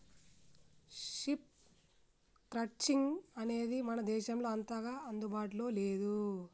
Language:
Telugu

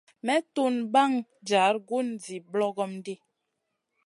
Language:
Masana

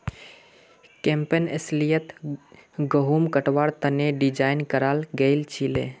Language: Magahi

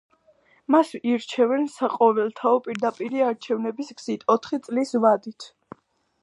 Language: Georgian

